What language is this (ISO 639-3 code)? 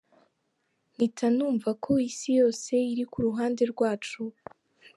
kin